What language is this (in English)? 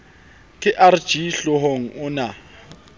Southern Sotho